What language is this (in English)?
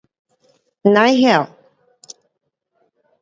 Pu-Xian Chinese